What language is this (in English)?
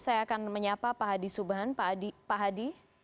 Indonesian